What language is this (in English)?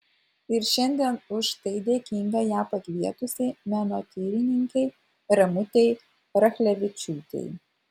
Lithuanian